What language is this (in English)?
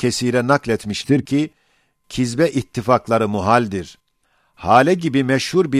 Turkish